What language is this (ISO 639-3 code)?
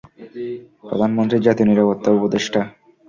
ben